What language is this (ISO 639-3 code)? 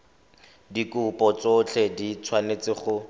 tsn